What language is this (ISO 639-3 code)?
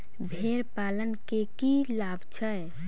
mai